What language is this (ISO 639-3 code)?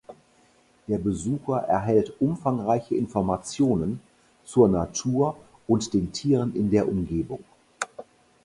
deu